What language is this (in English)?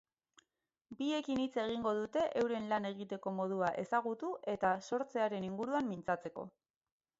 Basque